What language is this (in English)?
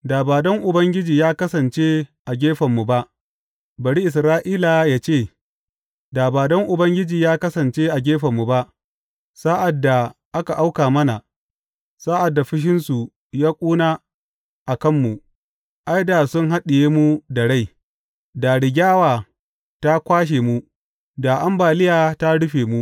Hausa